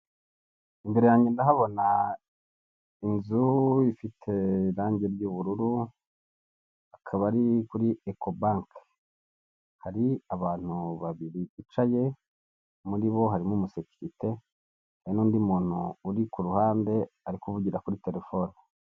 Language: Kinyarwanda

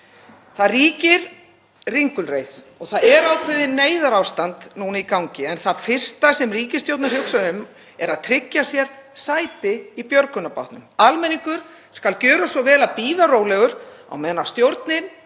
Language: Icelandic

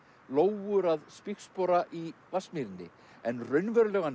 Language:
Icelandic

